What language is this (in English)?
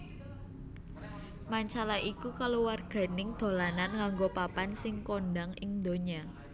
Javanese